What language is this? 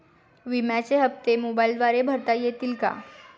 Marathi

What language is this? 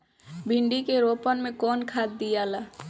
Bhojpuri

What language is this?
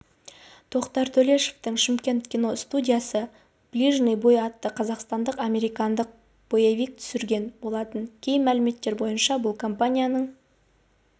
Kazakh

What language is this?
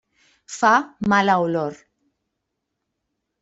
Catalan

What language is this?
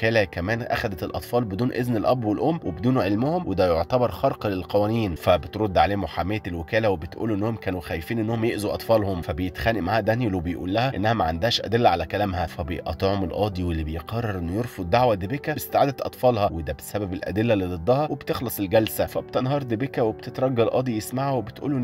Arabic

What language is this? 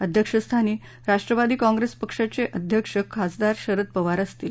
Marathi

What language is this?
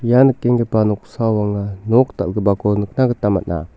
Garo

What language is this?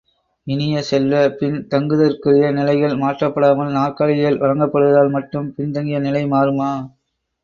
Tamil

